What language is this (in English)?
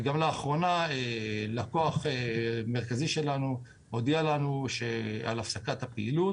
Hebrew